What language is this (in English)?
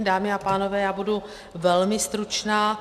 Czech